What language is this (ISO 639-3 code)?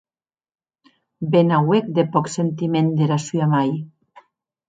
oci